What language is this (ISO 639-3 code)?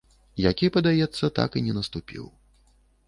bel